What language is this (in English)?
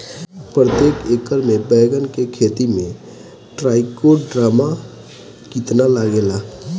Bhojpuri